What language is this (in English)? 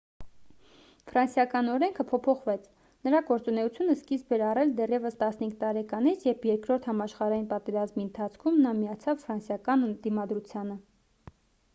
Armenian